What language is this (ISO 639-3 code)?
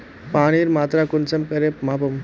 mag